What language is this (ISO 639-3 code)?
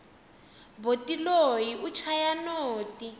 tso